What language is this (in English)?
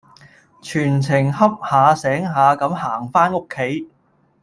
Cantonese